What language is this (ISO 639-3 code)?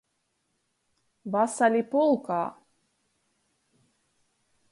ltg